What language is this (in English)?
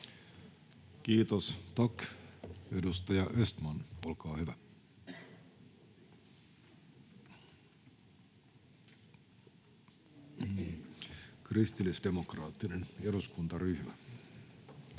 Finnish